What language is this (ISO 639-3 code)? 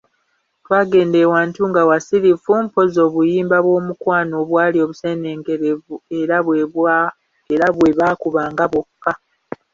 lug